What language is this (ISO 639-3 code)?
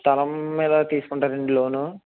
tel